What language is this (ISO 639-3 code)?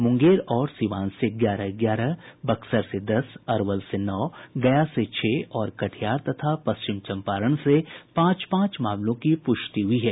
hin